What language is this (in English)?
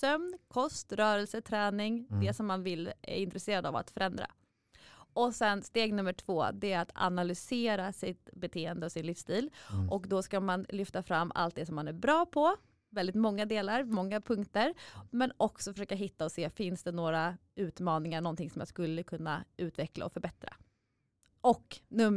Swedish